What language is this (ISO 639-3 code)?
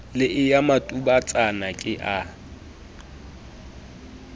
sot